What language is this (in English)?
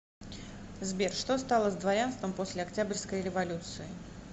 Russian